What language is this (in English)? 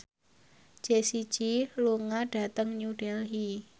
Javanese